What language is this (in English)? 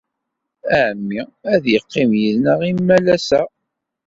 Kabyle